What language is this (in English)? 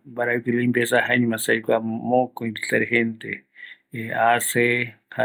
Eastern Bolivian Guaraní